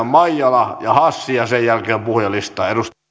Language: Finnish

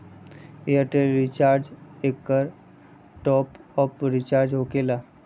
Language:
Magahi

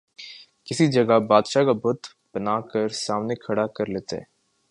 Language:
Urdu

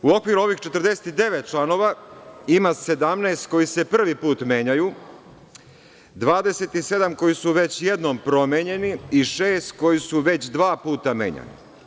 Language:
Serbian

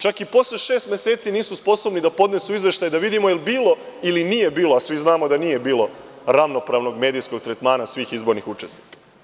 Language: Serbian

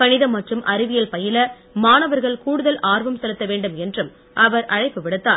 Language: Tamil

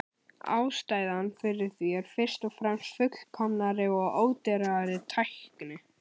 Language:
Icelandic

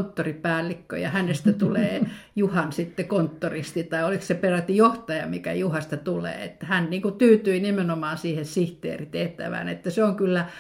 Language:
Finnish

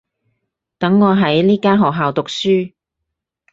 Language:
Cantonese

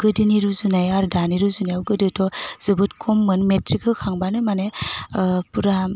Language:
Bodo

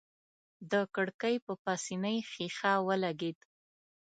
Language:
Pashto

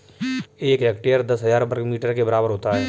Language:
Hindi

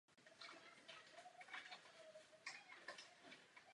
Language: Czech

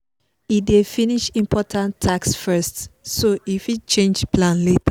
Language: Nigerian Pidgin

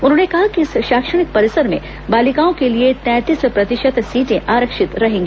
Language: Hindi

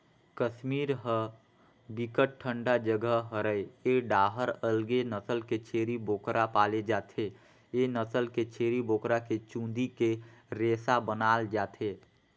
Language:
Chhattisgarhi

